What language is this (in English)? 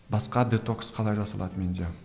Kazakh